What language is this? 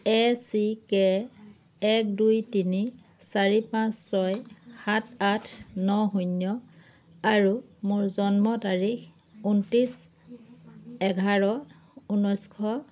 Assamese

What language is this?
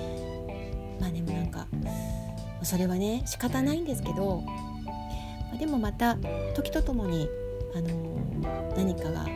Japanese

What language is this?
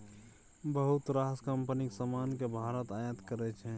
Maithili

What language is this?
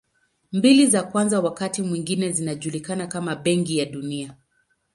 Swahili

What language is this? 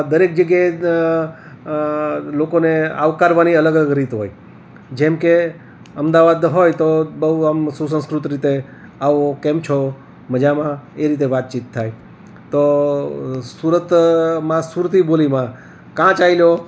Gujarati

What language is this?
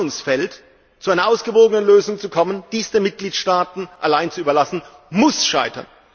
German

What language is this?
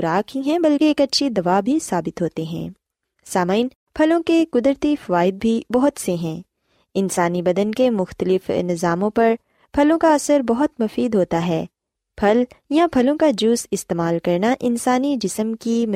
Urdu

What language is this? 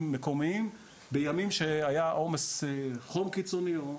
Hebrew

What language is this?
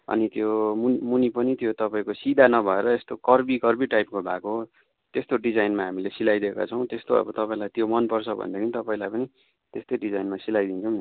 Nepali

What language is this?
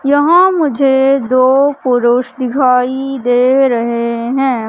Hindi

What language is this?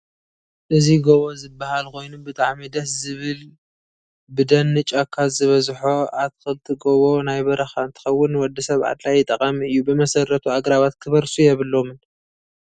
Tigrinya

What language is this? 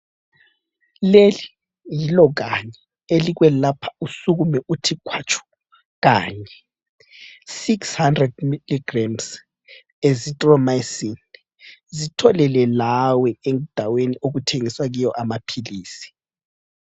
North Ndebele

